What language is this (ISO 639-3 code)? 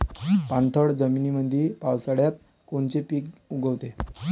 mar